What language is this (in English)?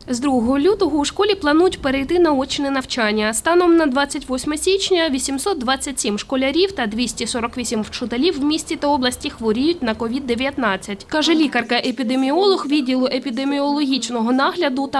Ukrainian